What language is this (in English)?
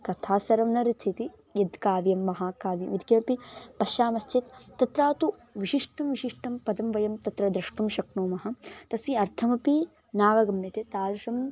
Sanskrit